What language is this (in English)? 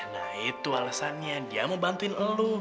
Indonesian